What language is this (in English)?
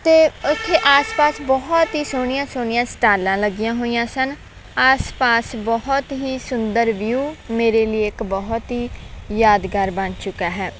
Punjabi